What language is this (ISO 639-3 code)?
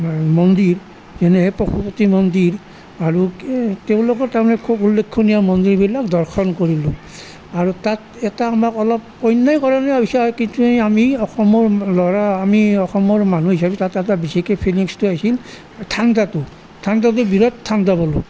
asm